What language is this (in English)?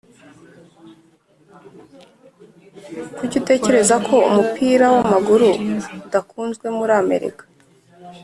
Kinyarwanda